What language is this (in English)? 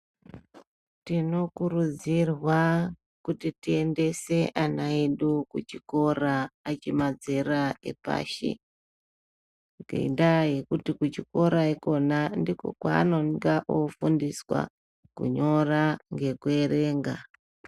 Ndau